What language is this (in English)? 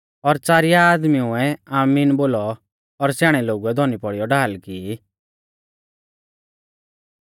Mahasu Pahari